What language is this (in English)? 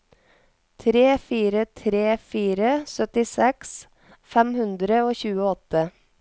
Norwegian